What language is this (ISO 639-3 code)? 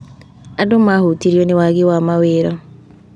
kik